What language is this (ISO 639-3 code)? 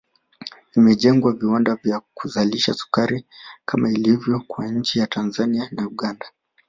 swa